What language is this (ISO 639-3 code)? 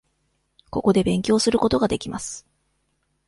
jpn